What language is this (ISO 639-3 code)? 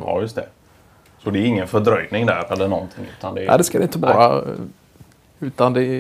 swe